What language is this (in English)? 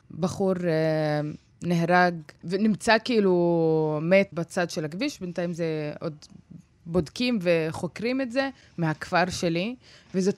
Hebrew